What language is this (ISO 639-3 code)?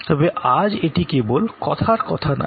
ben